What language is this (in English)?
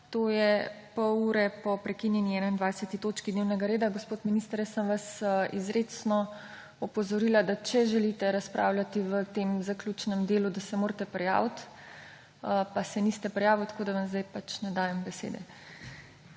Slovenian